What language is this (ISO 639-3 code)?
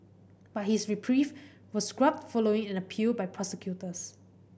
eng